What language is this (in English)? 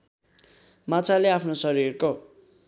Nepali